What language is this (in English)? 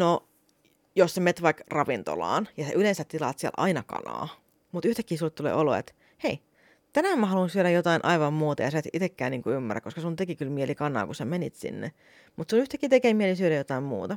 Finnish